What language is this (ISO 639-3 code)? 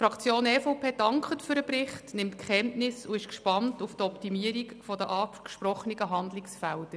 gsw